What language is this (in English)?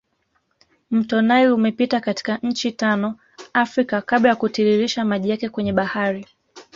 Swahili